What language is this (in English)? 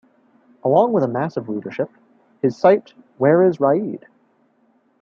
English